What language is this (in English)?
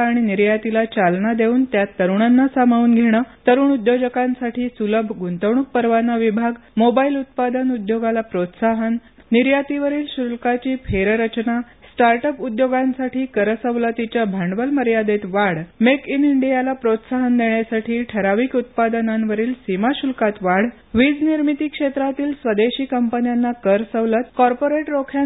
Marathi